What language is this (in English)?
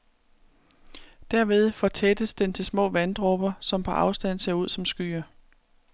Danish